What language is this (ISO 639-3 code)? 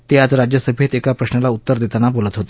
mar